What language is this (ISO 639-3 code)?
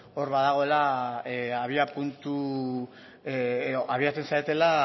eus